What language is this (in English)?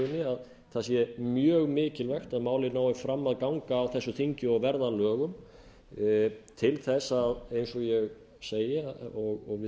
Icelandic